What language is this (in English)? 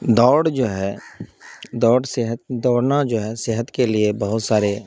Urdu